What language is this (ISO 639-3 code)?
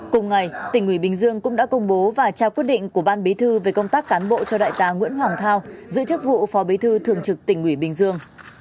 vie